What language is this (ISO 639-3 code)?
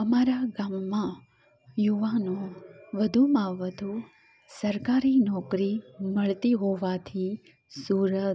guj